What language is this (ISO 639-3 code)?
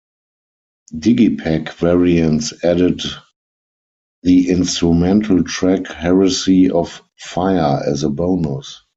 eng